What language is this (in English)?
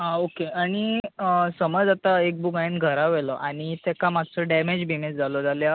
Konkani